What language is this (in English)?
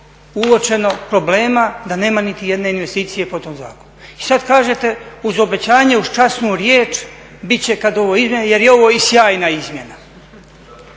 Croatian